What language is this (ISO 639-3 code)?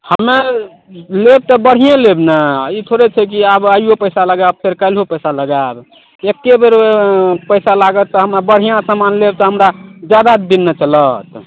mai